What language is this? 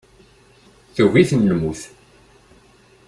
Kabyle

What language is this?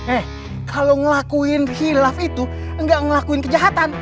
Indonesian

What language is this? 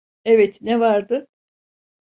Turkish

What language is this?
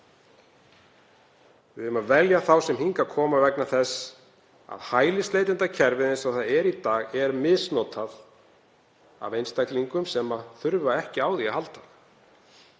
Icelandic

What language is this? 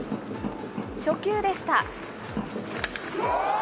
Japanese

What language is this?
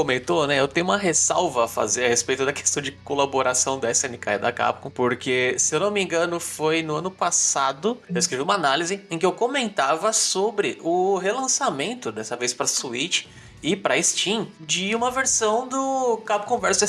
Portuguese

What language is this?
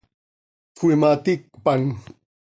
Seri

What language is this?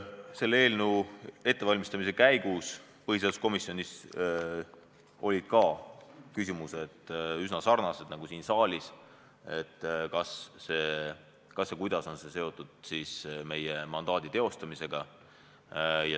Estonian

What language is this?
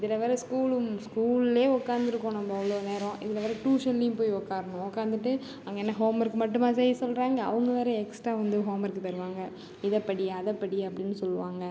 Tamil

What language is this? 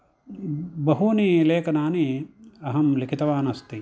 Sanskrit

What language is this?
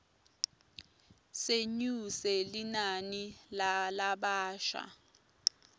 Swati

